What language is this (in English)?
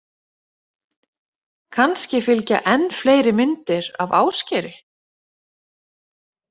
Icelandic